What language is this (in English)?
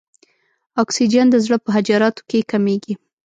Pashto